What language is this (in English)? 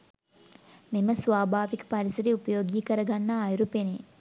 Sinhala